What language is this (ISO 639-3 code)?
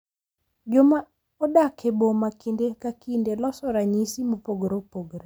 luo